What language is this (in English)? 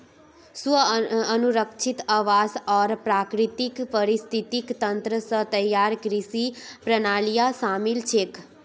Magahi